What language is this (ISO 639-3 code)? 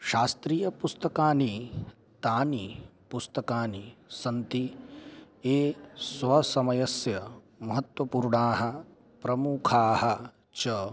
san